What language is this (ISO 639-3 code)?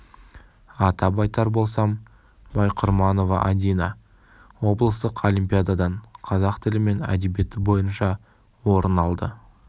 kaz